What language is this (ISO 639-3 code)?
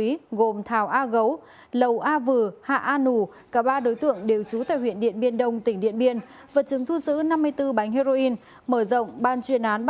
vie